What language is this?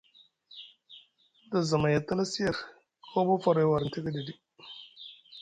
Musgu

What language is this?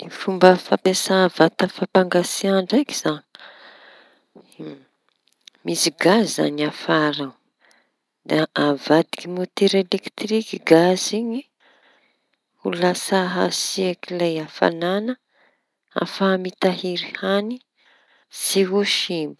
Tanosy Malagasy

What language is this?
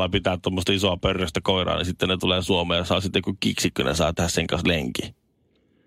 Finnish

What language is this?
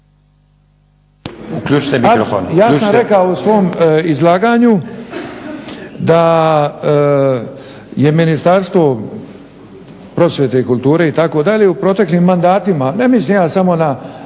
Croatian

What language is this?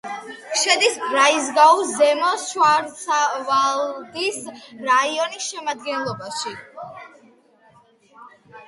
Georgian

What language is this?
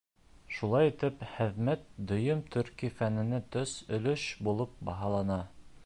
Bashkir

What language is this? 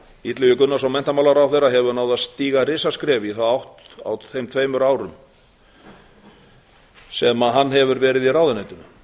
Icelandic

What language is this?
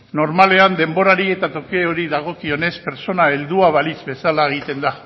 Basque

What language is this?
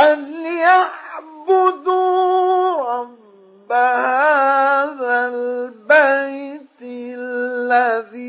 Arabic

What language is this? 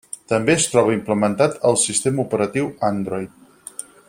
Catalan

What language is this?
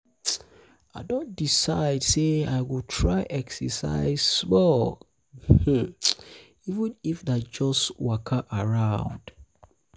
Nigerian Pidgin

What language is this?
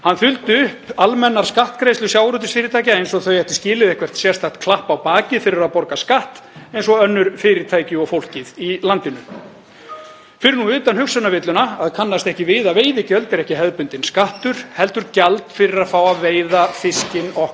Icelandic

